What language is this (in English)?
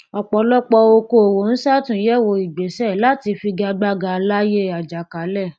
Yoruba